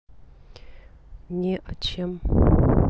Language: Russian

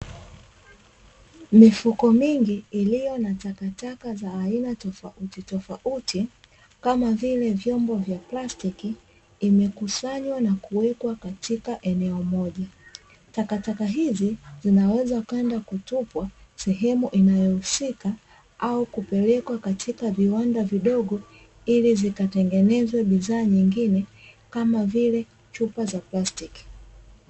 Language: Swahili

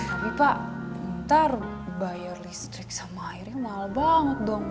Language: Indonesian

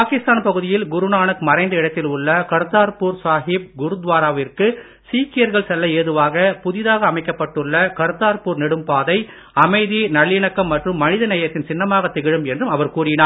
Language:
Tamil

